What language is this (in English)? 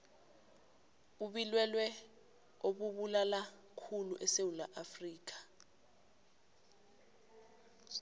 South Ndebele